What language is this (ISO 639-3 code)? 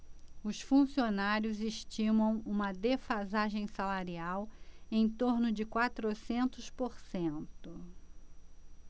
por